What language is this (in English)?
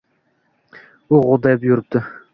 Uzbek